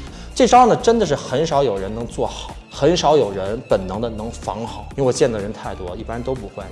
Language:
Chinese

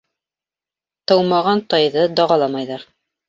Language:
Bashkir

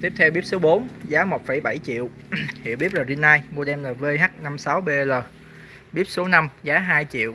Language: Vietnamese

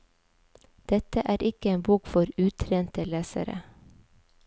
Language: Norwegian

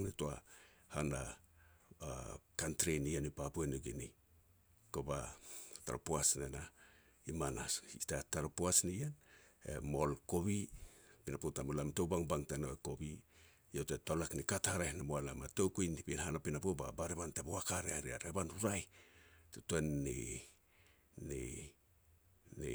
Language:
Petats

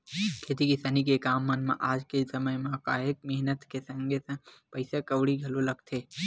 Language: Chhattisgarhi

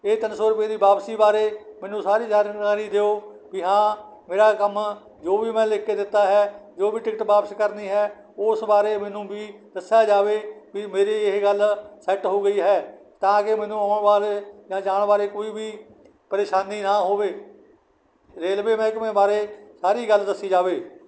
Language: Punjabi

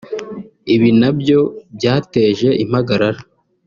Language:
Kinyarwanda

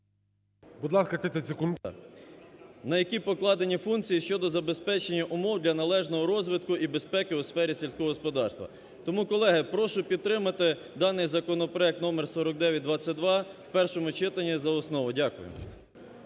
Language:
Ukrainian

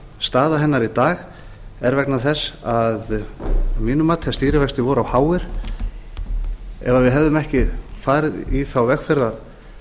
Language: Icelandic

